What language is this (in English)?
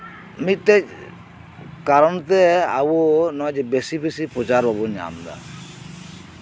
Santali